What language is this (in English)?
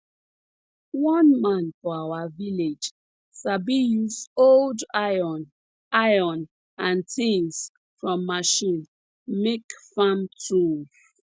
Nigerian Pidgin